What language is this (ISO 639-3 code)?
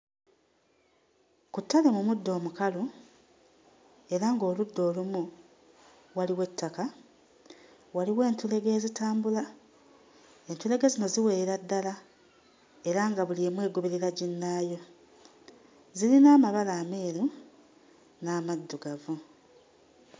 lug